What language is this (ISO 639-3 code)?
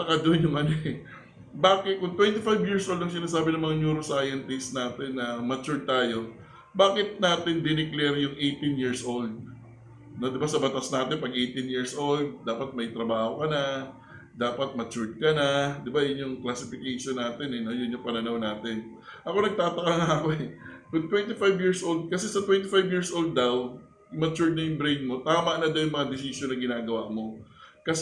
fil